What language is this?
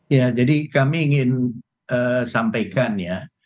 Indonesian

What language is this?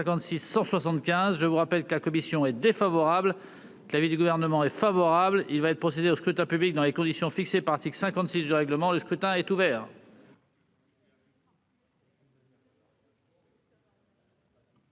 French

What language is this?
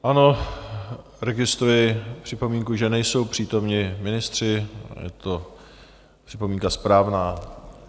Czech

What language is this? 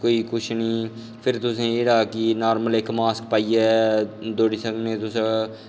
Dogri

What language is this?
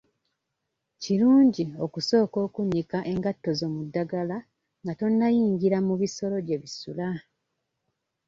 Ganda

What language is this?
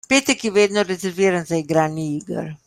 Slovenian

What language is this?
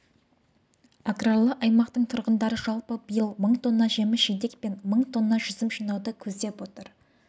Kazakh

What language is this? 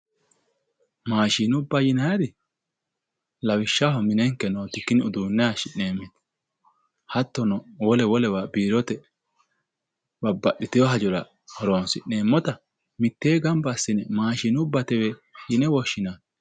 Sidamo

